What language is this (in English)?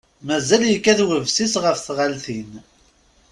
Kabyle